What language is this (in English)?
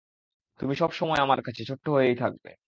Bangla